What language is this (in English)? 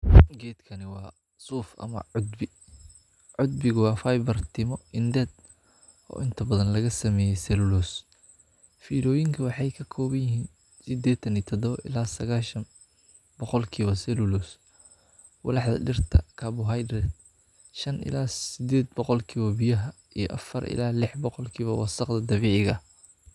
Somali